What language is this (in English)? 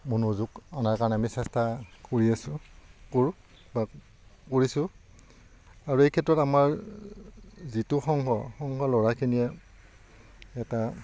Assamese